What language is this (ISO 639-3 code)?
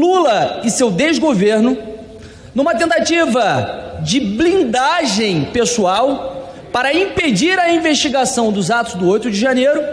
por